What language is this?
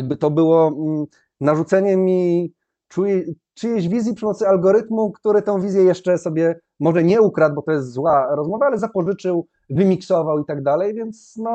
Polish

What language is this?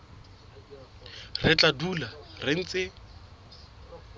Southern Sotho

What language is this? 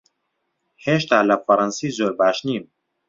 Central Kurdish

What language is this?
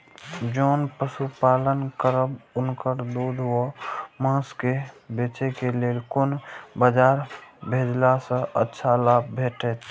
Maithili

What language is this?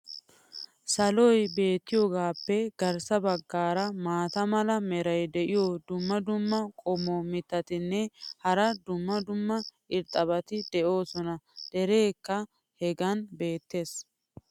Wolaytta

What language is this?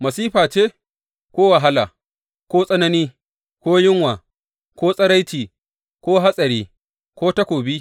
Hausa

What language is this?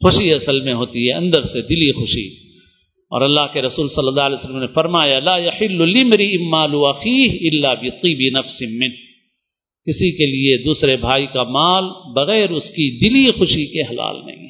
Urdu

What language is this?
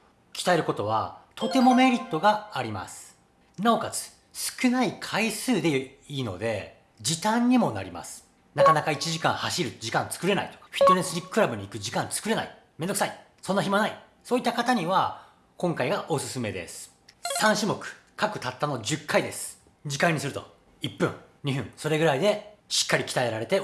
Japanese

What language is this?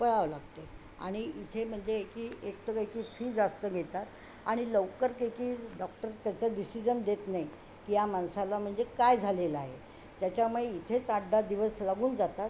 Marathi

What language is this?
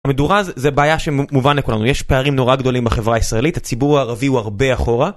Hebrew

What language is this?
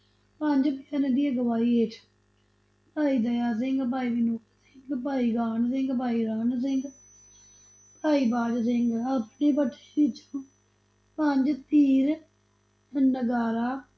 Punjabi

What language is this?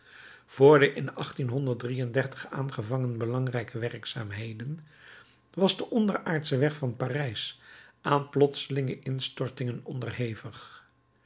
Dutch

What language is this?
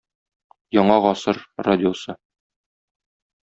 Tatar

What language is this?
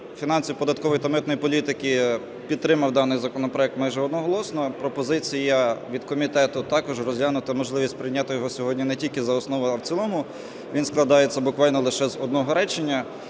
Ukrainian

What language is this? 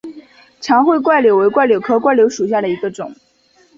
Chinese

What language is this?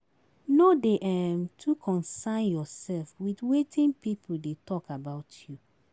Nigerian Pidgin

